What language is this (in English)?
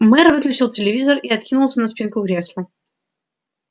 Russian